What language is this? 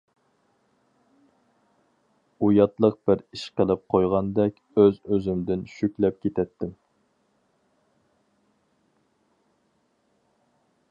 Uyghur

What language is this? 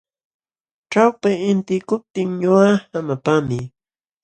Jauja Wanca Quechua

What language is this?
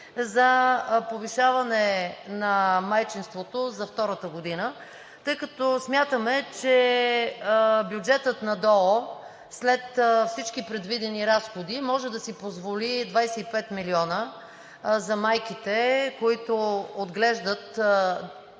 Bulgarian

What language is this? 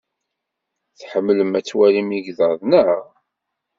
Kabyle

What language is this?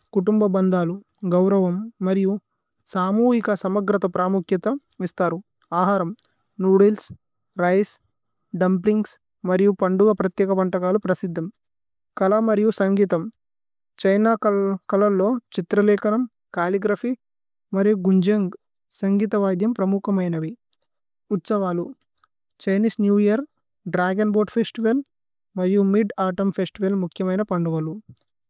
Tulu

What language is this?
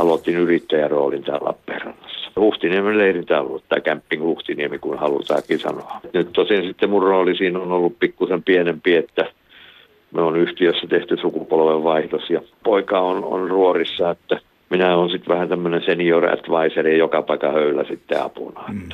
Finnish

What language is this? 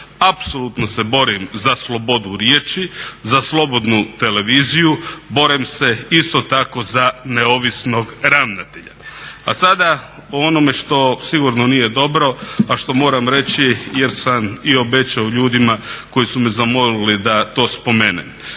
Croatian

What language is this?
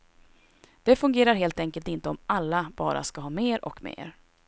Swedish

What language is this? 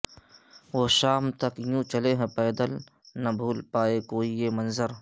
Urdu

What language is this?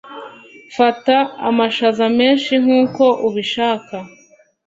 Kinyarwanda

